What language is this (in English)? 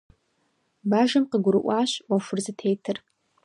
Kabardian